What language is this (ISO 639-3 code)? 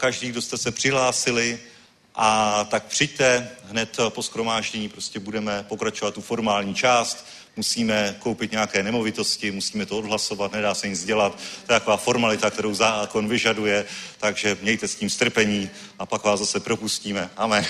ces